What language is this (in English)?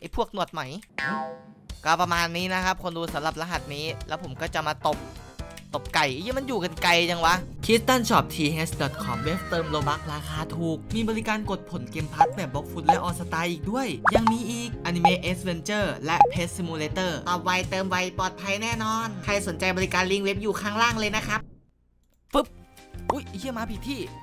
Thai